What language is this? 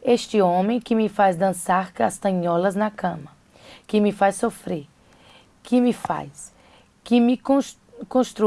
Russian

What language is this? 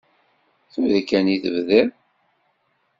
Kabyle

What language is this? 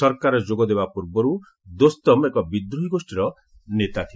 Odia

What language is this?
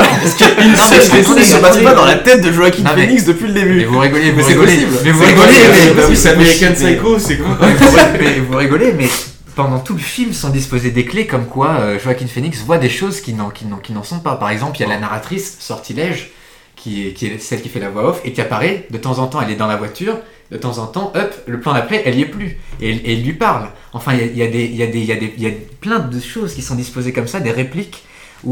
French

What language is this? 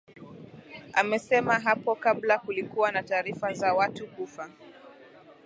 Swahili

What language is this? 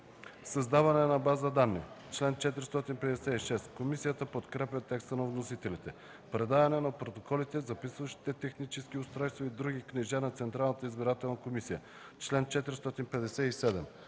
Bulgarian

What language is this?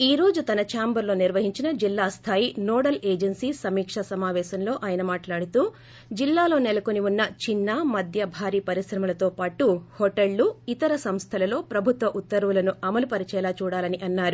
Telugu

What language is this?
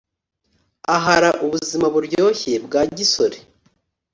Kinyarwanda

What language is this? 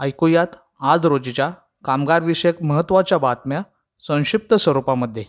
Marathi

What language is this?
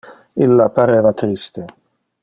Interlingua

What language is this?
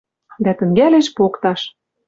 Western Mari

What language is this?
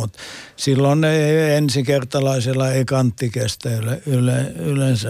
Finnish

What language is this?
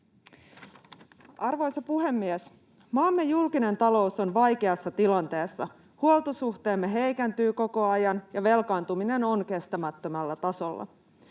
Finnish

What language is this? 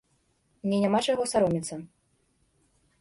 Belarusian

